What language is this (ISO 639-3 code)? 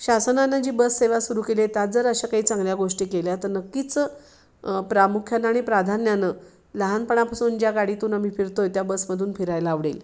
mar